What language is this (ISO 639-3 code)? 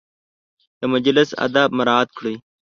pus